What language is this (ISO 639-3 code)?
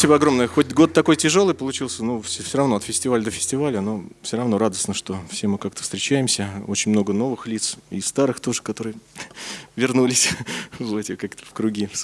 rus